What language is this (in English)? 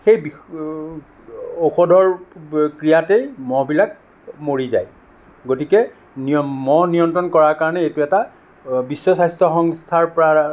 Assamese